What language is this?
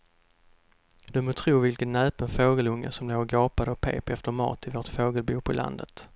Swedish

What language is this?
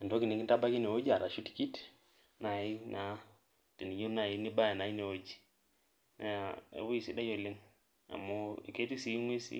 Masai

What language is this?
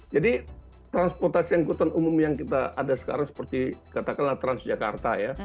Indonesian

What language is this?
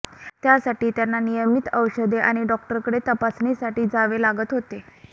Marathi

